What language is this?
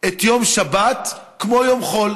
Hebrew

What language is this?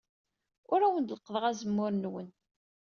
Kabyle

